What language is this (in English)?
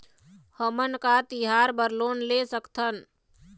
Chhattisgarhi